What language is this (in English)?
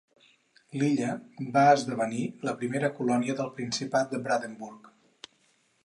Catalan